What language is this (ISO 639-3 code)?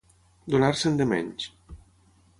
cat